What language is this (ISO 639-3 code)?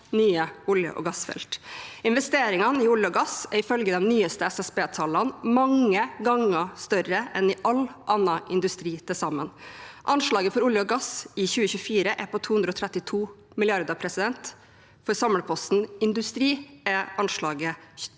nor